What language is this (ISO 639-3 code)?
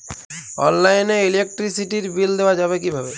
ben